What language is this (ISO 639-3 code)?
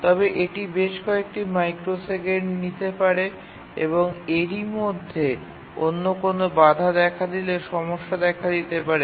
ben